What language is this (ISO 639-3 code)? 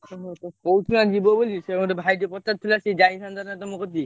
ori